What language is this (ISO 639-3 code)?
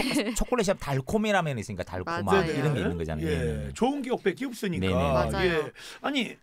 kor